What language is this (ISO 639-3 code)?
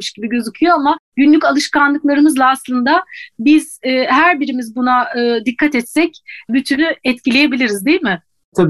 tur